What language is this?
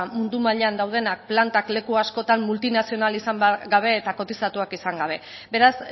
Basque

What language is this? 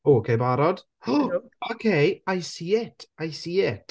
Welsh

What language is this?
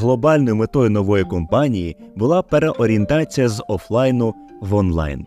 Ukrainian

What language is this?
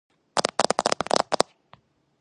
Georgian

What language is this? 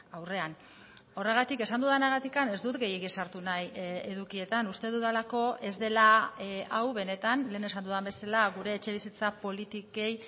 Basque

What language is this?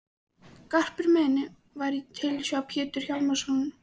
Icelandic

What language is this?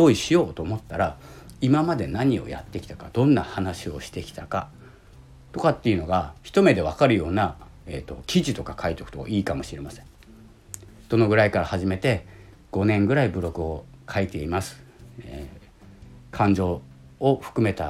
Japanese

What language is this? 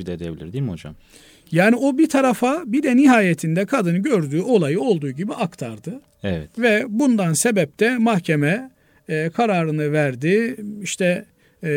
Turkish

